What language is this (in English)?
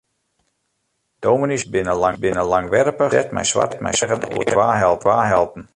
Western Frisian